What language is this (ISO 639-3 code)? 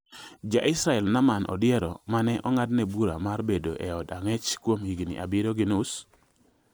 luo